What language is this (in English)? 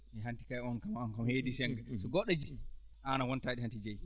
Fula